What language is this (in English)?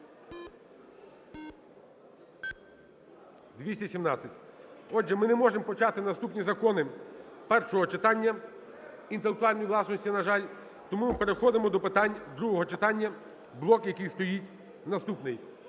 Ukrainian